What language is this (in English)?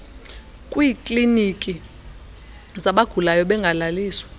Xhosa